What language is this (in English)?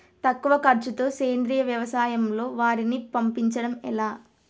Telugu